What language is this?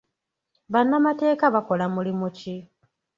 Ganda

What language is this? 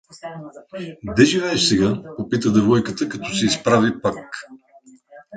Bulgarian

